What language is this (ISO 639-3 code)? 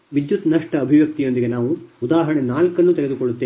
kan